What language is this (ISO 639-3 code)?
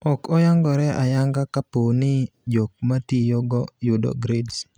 luo